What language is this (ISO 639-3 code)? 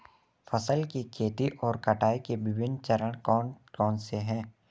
hin